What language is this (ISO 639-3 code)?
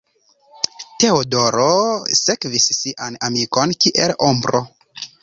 epo